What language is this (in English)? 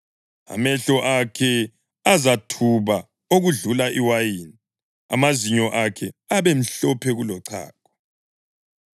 North Ndebele